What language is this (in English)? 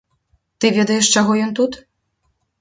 Belarusian